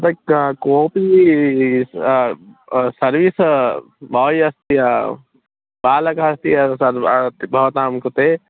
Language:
Sanskrit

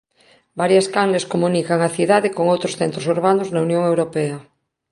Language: Galician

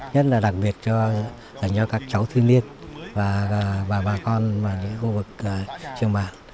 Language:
Vietnamese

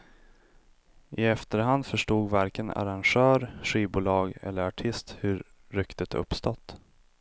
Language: Swedish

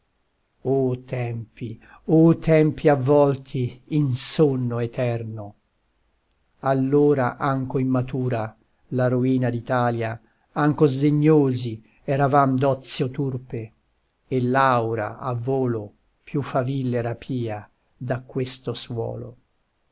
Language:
Italian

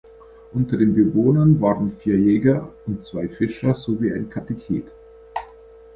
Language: German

